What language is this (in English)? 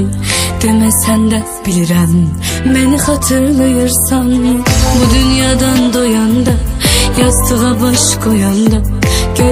Turkish